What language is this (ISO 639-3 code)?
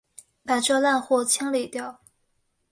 zho